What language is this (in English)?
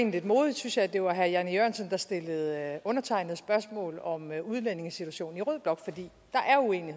Danish